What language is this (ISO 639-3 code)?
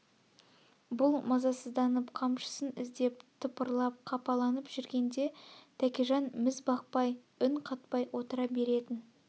kaz